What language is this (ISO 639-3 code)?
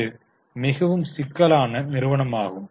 tam